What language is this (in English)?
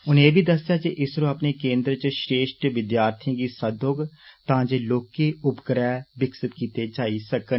Dogri